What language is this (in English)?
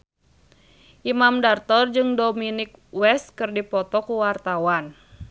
Sundanese